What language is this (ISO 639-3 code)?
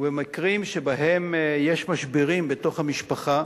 heb